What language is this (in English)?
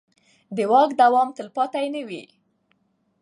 Pashto